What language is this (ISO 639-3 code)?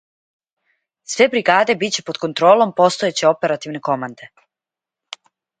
srp